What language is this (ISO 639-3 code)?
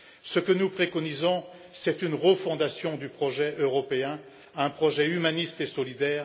fra